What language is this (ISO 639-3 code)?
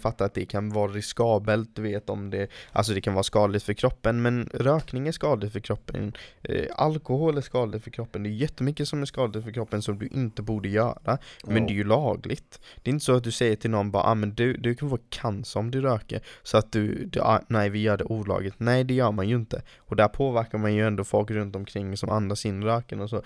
swe